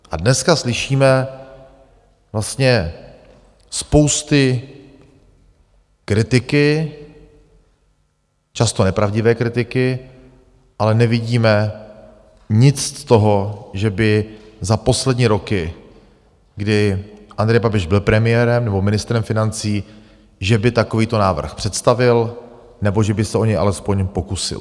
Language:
Czech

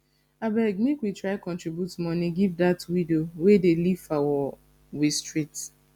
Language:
Nigerian Pidgin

